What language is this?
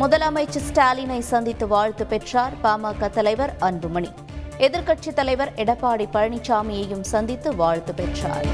Tamil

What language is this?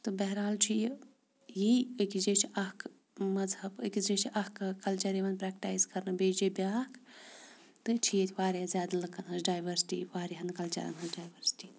Kashmiri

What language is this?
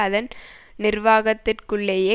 Tamil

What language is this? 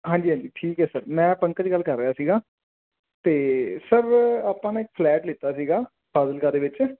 Punjabi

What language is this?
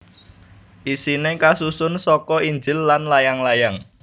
Javanese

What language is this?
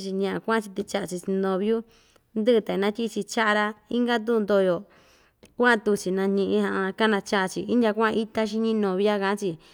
Ixtayutla Mixtec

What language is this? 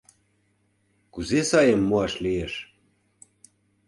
Mari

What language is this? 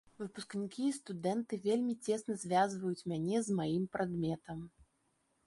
Belarusian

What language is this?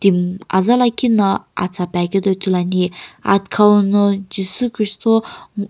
Sumi Naga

